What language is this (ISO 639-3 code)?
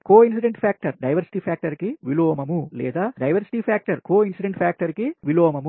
tel